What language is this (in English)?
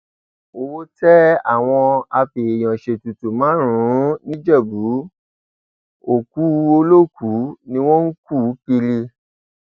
Yoruba